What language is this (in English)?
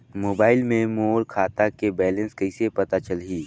Chhattisgarhi